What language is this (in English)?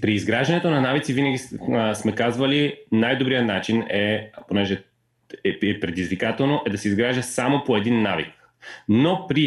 Bulgarian